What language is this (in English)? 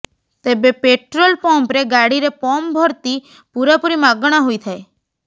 Odia